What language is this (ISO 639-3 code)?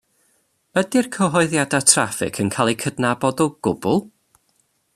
cym